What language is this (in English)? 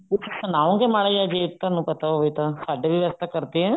Punjabi